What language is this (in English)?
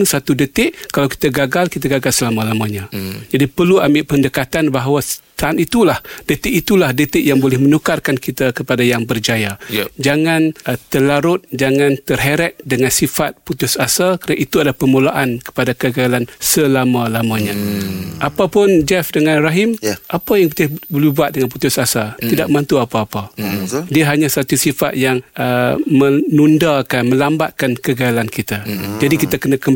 Malay